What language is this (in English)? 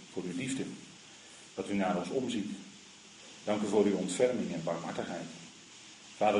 Dutch